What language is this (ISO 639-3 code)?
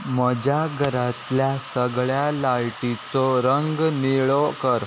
kok